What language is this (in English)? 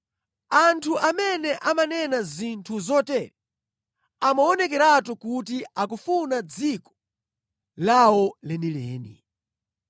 Nyanja